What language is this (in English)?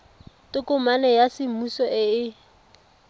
Tswana